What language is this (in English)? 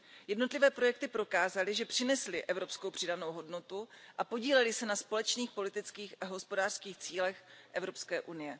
Czech